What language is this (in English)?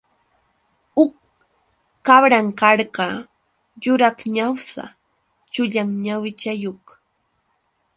Yauyos Quechua